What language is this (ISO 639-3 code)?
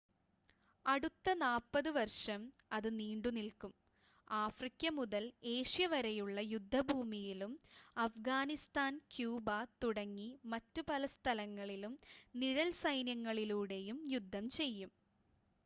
mal